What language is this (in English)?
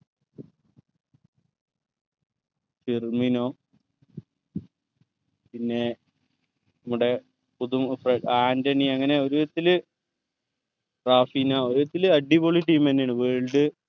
Malayalam